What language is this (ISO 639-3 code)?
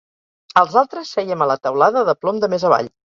cat